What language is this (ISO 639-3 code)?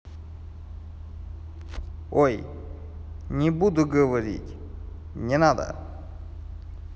rus